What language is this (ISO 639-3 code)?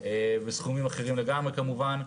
heb